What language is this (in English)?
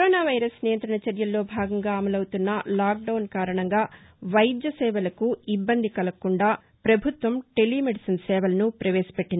Telugu